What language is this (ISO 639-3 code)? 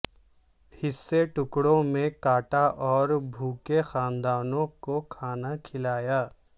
urd